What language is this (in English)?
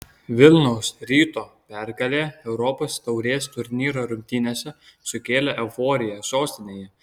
Lithuanian